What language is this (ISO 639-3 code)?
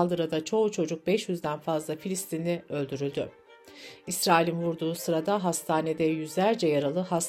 tur